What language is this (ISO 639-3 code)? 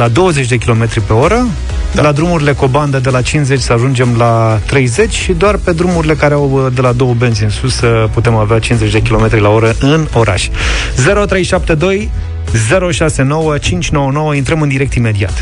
ron